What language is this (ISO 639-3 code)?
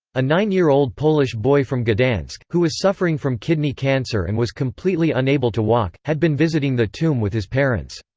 eng